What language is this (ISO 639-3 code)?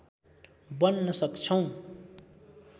nep